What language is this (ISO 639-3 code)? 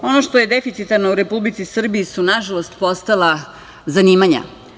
srp